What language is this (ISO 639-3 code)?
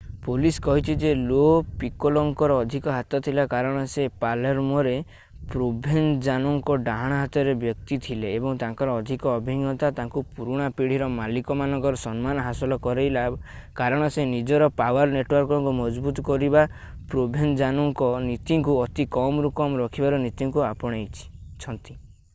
ori